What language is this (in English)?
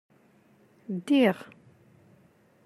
Kabyle